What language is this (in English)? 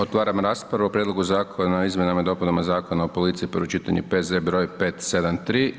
Croatian